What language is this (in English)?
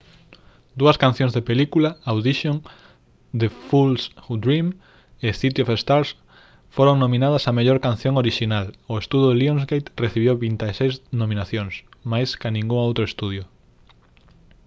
Galician